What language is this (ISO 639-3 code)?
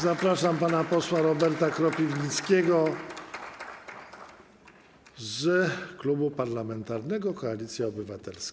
pol